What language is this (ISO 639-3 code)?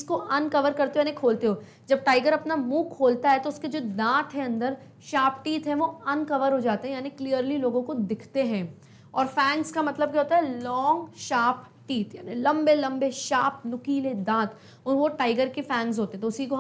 hin